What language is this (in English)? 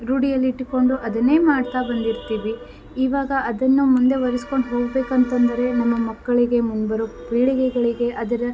Kannada